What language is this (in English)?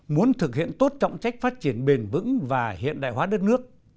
Vietnamese